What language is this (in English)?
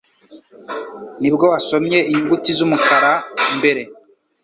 Kinyarwanda